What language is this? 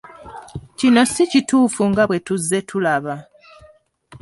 Ganda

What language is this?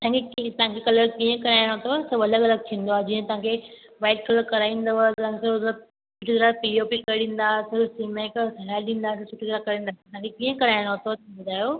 Sindhi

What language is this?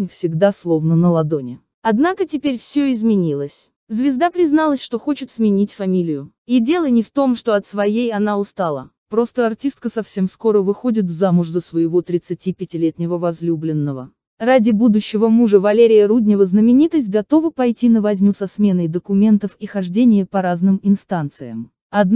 Russian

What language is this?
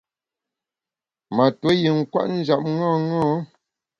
Bamun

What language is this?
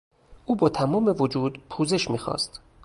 Persian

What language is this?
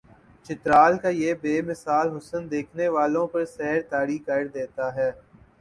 Urdu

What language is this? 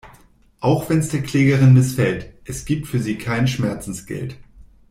German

